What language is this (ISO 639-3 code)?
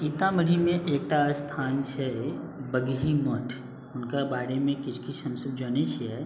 mai